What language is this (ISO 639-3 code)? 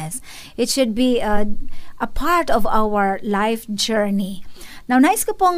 fil